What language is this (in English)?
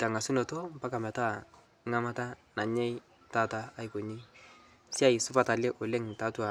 Masai